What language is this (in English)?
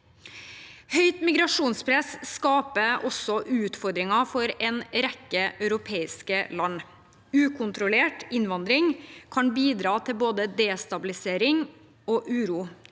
Norwegian